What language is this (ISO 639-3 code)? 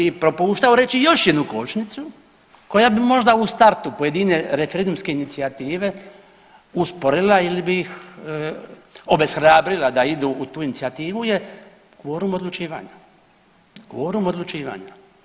hrv